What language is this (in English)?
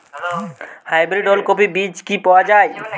Bangla